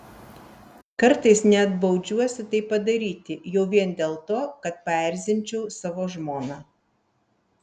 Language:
Lithuanian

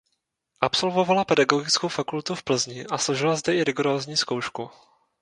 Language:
Czech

